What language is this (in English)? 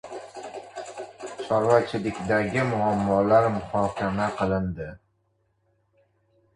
Uzbek